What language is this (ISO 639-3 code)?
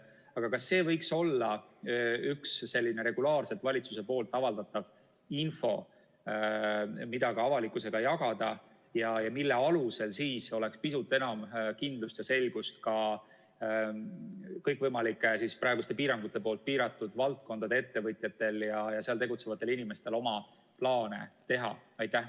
est